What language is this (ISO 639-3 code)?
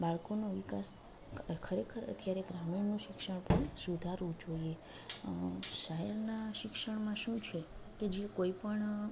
guj